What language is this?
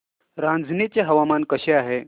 Marathi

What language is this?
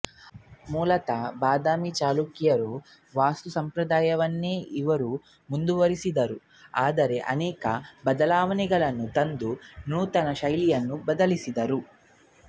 Kannada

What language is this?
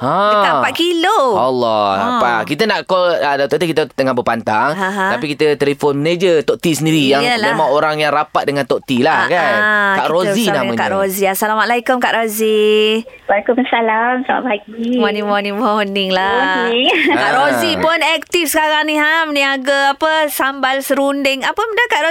Malay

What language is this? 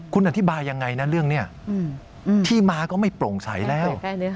Thai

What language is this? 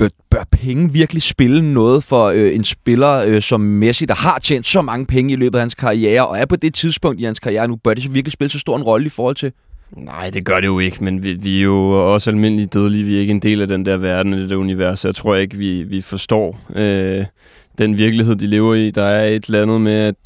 Danish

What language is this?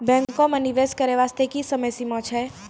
Maithili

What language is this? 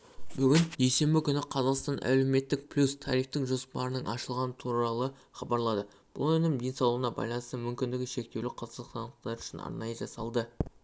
Kazakh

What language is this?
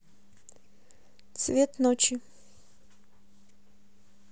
Russian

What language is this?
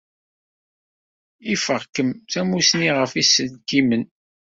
Kabyle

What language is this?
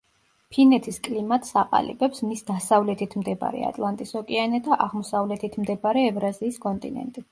Georgian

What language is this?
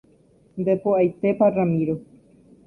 Guarani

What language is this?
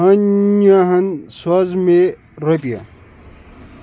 Kashmiri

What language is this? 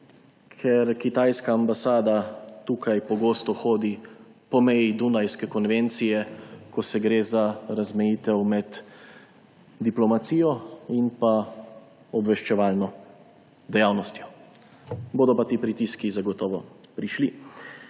Slovenian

